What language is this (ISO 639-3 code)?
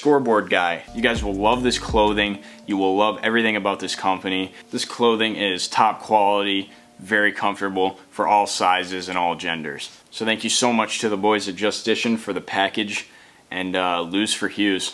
eng